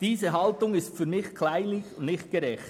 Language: Swiss German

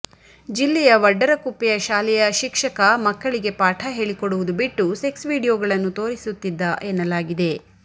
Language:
Kannada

